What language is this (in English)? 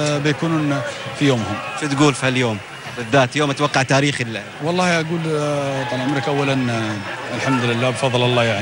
Arabic